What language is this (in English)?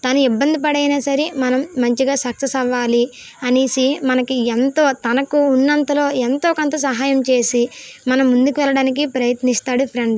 Telugu